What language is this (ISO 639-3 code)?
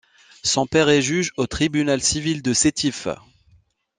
fra